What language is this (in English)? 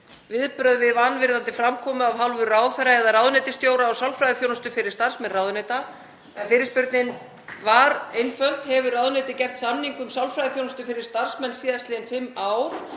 Icelandic